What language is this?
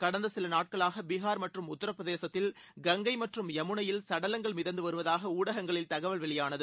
Tamil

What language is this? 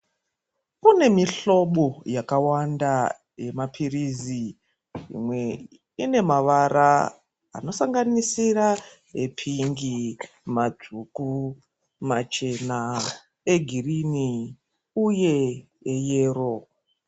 Ndau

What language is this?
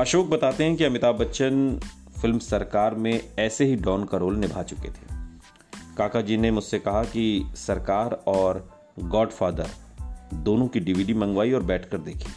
Hindi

